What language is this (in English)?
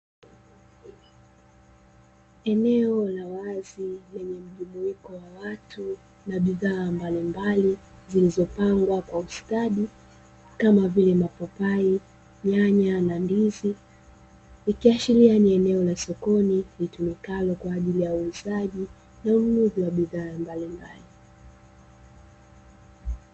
Swahili